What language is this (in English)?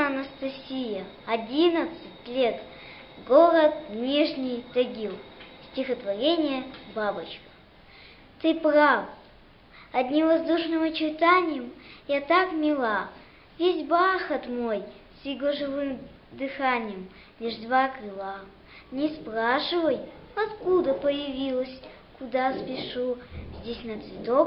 Russian